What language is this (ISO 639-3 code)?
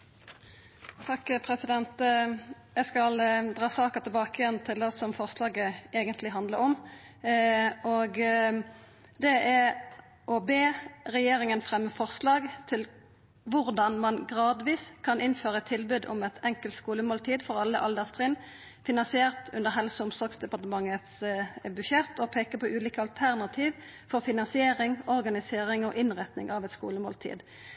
nno